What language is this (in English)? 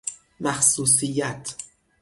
Persian